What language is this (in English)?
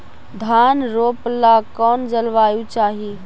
Magahi